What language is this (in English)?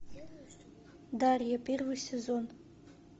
Russian